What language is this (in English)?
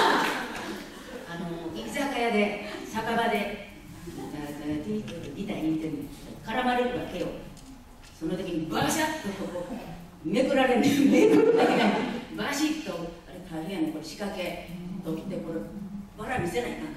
Japanese